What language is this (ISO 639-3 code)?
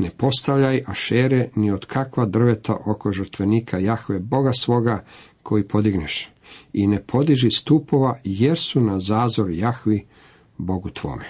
hrv